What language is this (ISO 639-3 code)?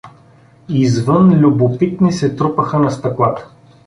bul